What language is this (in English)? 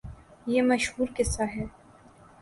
Urdu